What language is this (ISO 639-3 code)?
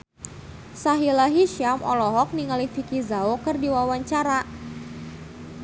sun